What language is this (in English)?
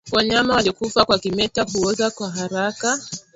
Swahili